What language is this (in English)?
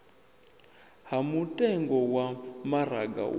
Venda